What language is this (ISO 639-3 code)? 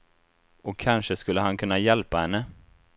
swe